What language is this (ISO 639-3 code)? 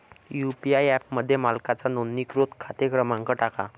mar